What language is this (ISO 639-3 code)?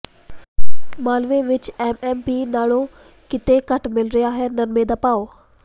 pan